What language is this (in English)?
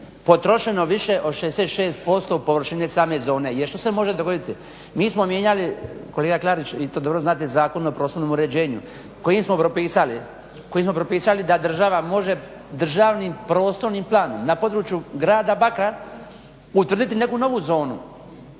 Croatian